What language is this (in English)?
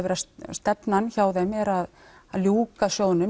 Icelandic